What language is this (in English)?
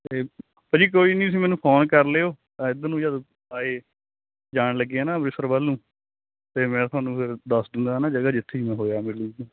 Punjabi